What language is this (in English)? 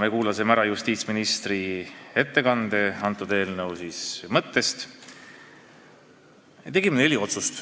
Estonian